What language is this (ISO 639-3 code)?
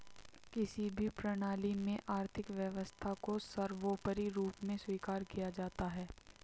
hin